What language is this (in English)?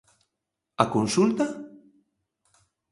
Galician